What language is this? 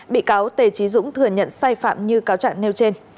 Vietnamese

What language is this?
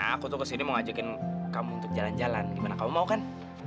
Indonesian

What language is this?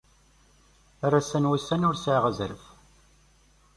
Kabyle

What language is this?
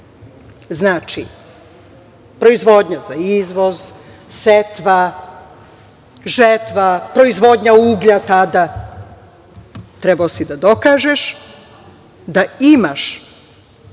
Serbian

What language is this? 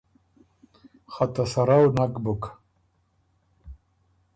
Ormuri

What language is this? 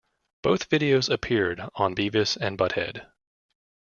English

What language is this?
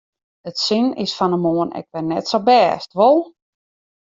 Western Frisian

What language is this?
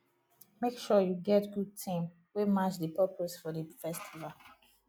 Nigerian Pidgin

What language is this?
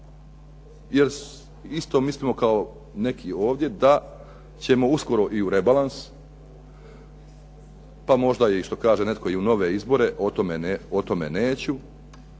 Croatian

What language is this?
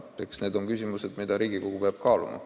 Estonian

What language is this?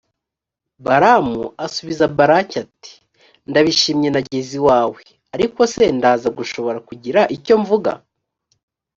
Kinyarwanda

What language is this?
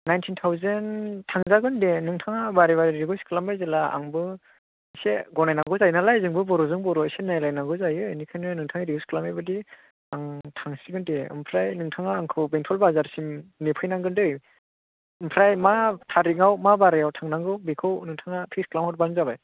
Bodo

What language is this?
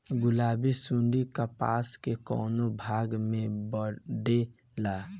Bhojpuri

